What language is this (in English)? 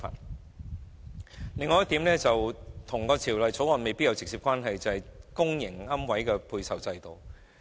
Cantonese